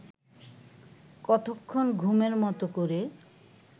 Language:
Bangla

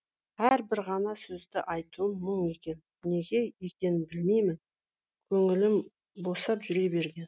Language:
Kazakh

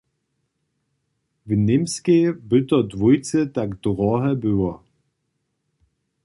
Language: Upper Sorbian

